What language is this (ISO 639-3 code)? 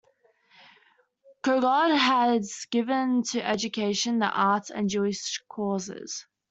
eng